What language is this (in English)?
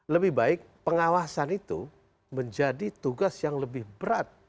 Indonesian